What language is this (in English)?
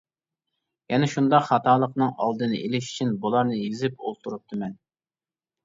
Uyghur